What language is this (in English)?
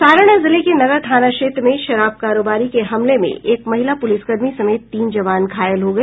Hindi